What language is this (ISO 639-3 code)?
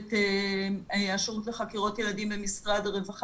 heb